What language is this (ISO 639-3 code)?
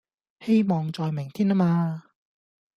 yue